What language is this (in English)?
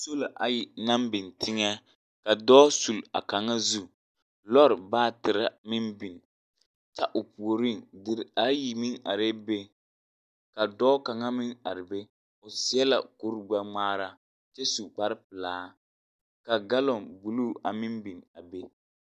Southern Dagaare